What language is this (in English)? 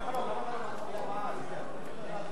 Hebrew